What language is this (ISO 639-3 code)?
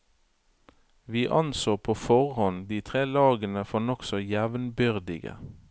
nor